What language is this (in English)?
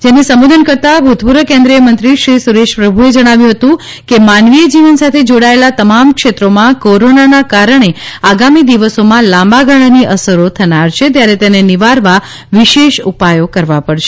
Gujarati